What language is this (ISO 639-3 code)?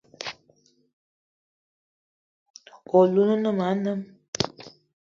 eto